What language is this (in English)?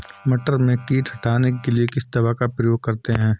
Hindi